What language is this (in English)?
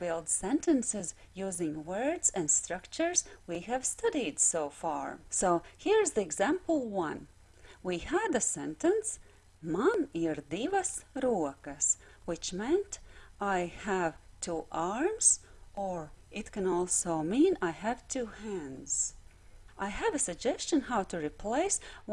English